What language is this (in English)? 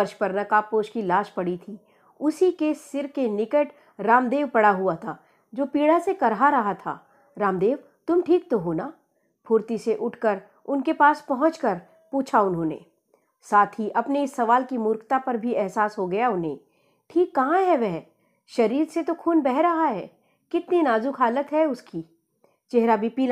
Hindi